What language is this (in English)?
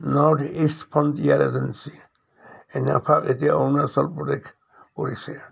Assamese